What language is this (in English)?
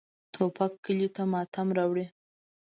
Pashto